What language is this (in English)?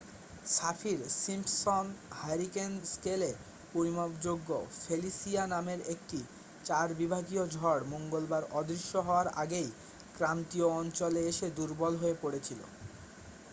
Bangla